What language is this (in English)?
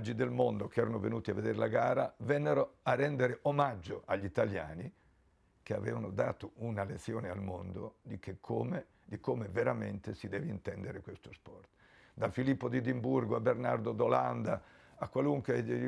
Italian